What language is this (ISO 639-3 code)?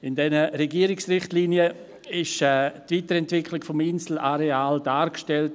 gsw